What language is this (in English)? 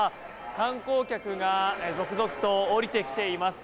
Japanese